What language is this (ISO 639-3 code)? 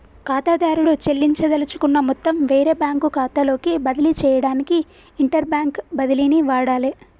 tel